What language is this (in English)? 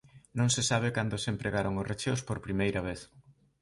Galician